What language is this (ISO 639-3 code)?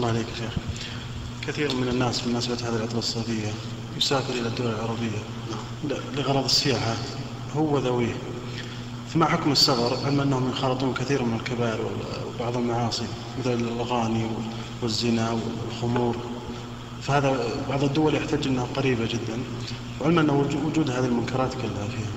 ara